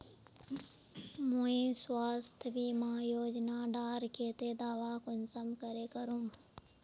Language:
Magahi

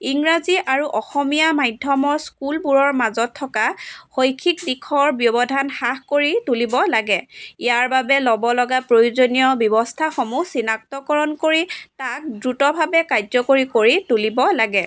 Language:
Assamese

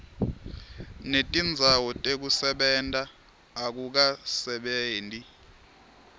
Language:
Swati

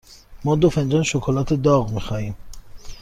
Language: Persian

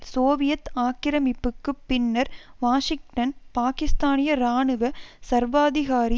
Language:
Tamil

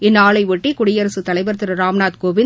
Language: Tamil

